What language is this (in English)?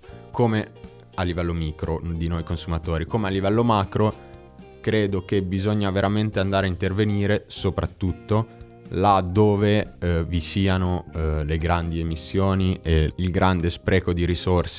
Italian